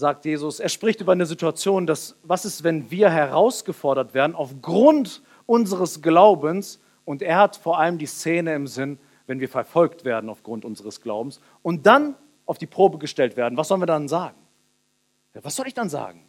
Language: German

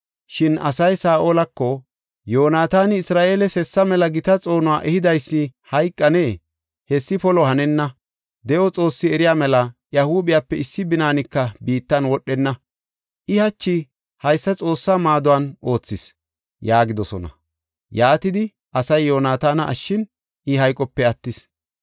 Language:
Gofa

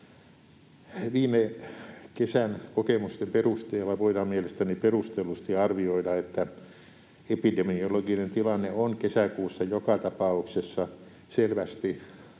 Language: Finnish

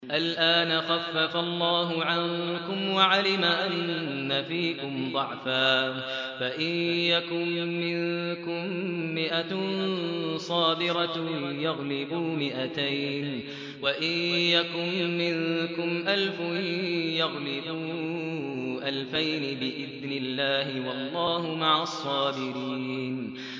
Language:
Arabic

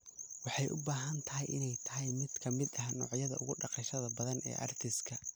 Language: Somali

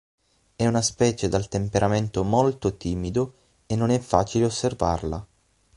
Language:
Italian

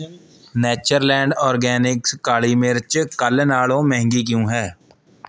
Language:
Punjabi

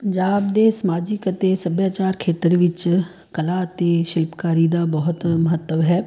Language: Punjabi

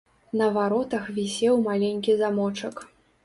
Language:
Belarusian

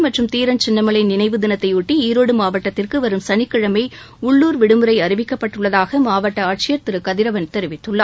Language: Tamil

